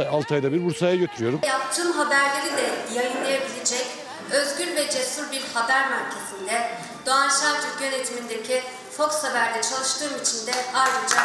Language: Turkish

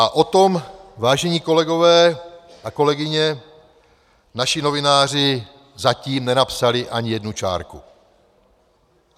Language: Czech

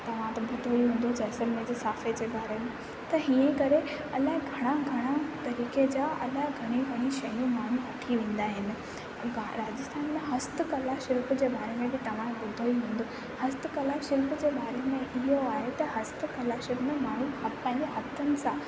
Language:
Sindhi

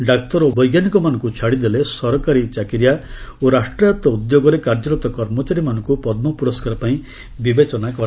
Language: Odia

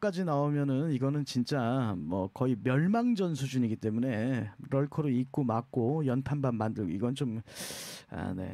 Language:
Korean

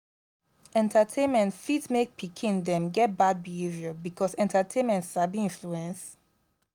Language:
Nigerian Pidgin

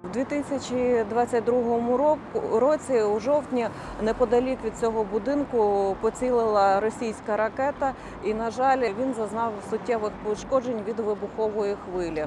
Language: Ukrainian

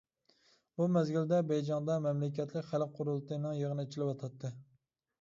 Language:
Uyghur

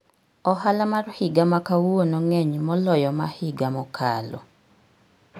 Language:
Luo (Kenya and Tanzania)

